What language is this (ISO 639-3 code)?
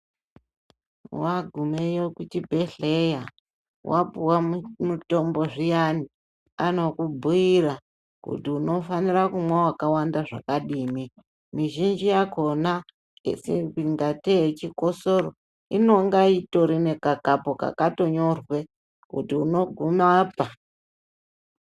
ndc